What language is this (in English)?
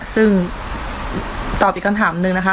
Thai